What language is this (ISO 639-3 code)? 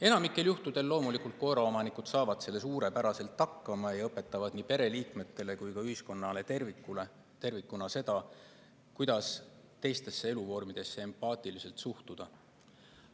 est